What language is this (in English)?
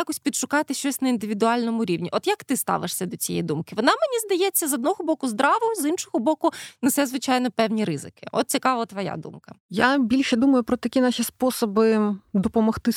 Ukrainian